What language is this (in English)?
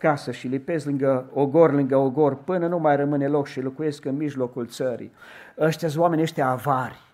Romanian